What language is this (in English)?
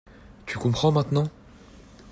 French